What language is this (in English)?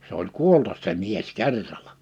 Finnish